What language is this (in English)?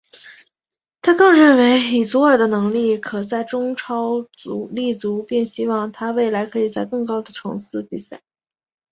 Chinese